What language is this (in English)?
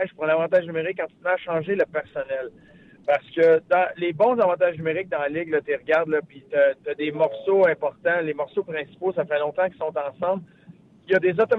French